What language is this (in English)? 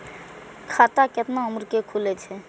Maithili